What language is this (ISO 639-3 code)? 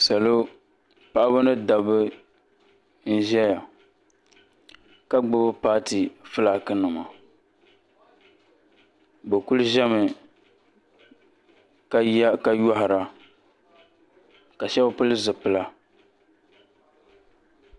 dag